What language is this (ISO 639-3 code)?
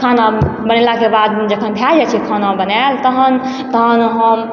mai